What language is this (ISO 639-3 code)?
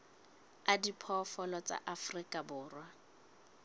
sot